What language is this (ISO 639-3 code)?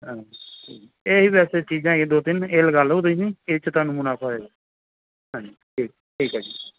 pan